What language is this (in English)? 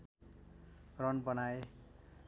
Nepali